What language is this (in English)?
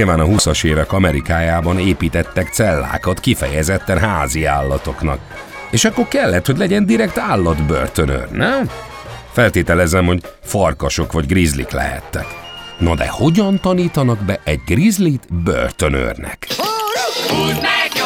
Hungarian